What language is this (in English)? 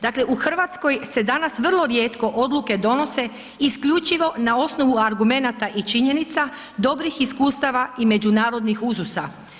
Croatian